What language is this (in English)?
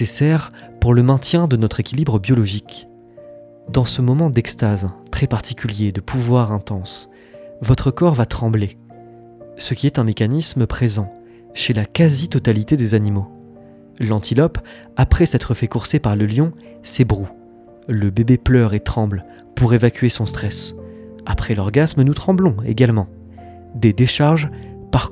French